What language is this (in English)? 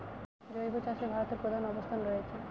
Bangla